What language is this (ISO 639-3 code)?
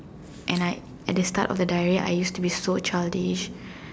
eng